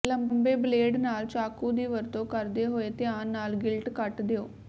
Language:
Punjabi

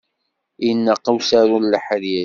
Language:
Kabyle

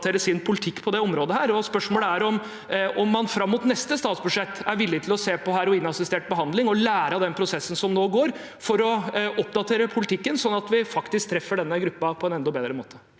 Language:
Norwegian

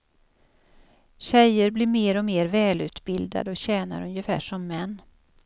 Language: Swedish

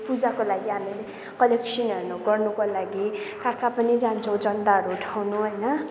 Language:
Nepali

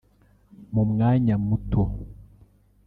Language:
Kinyarwanda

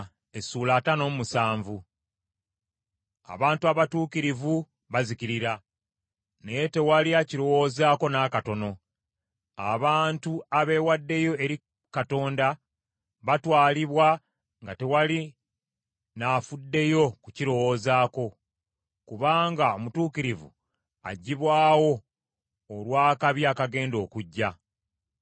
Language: Ganda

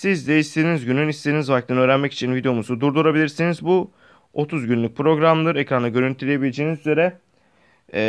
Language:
Turkish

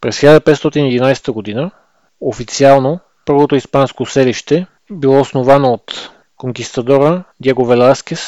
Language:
Bulgarian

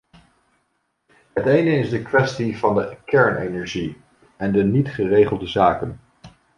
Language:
Dutch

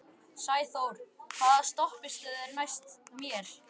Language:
Icelandic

